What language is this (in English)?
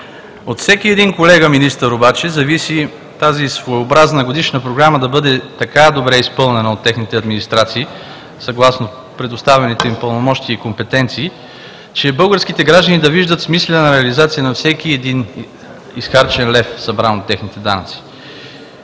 Bulgarian